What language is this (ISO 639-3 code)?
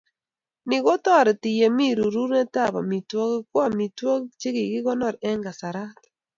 kln